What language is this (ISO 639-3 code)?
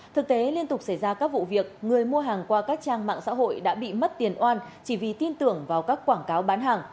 vie